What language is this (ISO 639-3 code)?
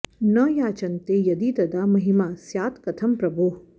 san